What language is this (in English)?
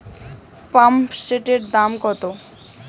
Bangla